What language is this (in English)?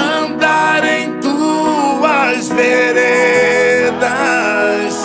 Portuguese